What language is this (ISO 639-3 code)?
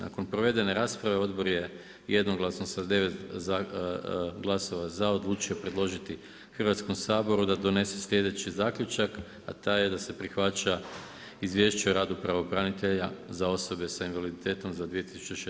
hrv